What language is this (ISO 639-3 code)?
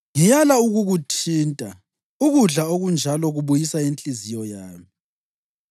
nde